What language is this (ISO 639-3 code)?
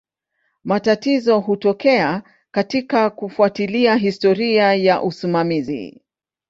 swa